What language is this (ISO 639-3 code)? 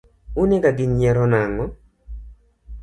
luo